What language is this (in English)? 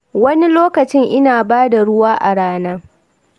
Hausa